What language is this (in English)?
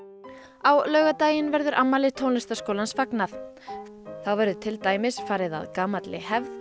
Icelandic